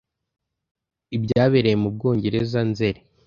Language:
Kinyarwanda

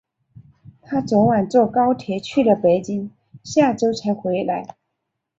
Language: Chinese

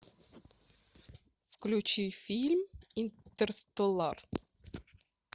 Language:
Russian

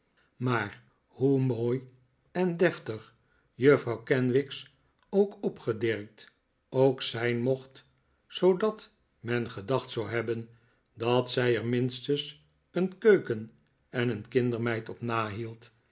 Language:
Dutch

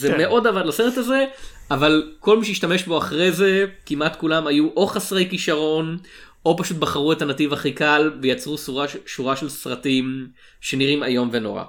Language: Hebrew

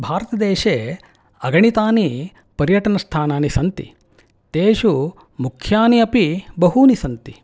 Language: Sanskrit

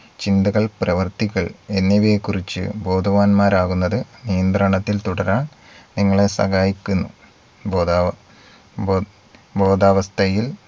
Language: Malayalam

